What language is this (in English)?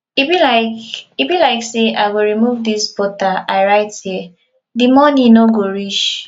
Nigerian Pidgin